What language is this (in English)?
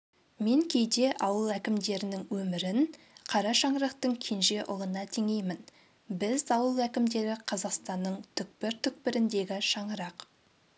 Kazakh